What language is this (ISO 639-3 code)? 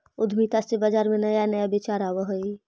mag